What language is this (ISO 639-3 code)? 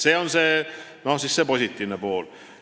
est